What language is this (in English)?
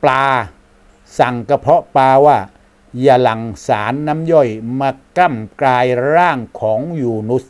Thai